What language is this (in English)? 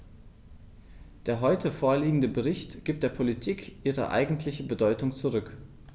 German